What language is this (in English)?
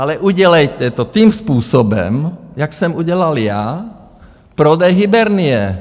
Czech